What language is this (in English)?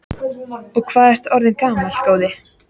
Icelandic